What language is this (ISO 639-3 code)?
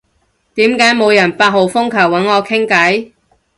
yue